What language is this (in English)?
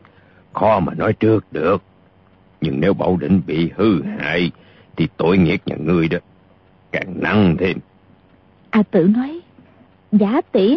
Vietnamese